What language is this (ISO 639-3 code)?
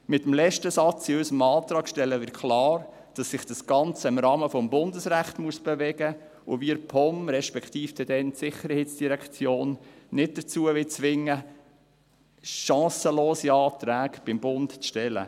gsw